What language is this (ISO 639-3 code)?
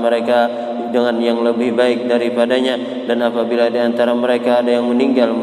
ind